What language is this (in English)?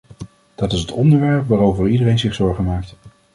Dutch